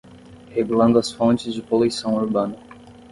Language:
Portuguese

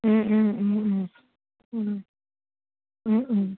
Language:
Assamese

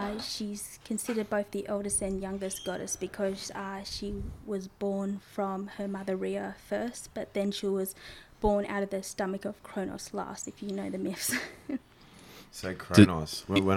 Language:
English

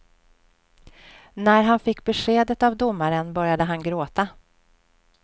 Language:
Swedish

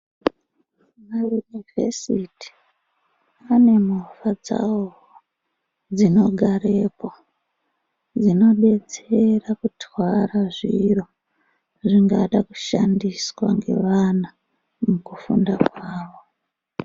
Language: Ndau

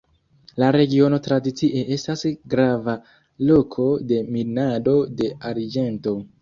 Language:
Esperanto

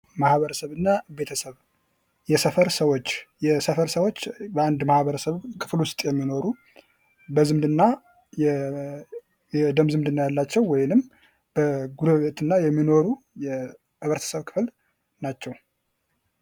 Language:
Amharic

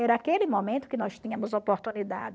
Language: Portuguese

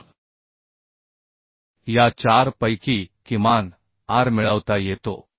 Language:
Marathi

